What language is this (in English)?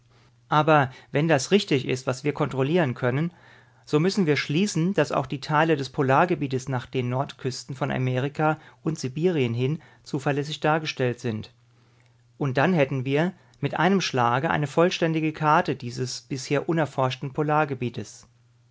German